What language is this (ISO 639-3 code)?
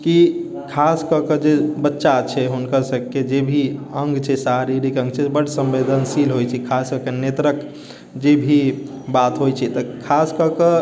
mai